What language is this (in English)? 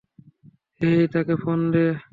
Bangla